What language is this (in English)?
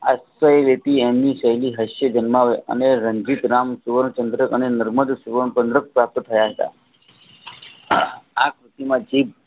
Gujarati